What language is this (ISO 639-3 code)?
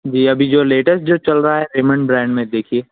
urd